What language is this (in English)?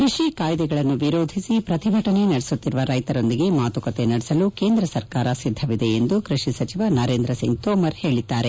Kannada